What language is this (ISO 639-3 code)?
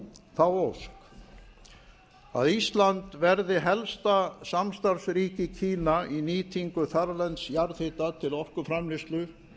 isl